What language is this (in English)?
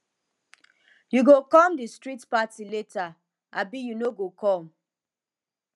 Nigerian Pidgin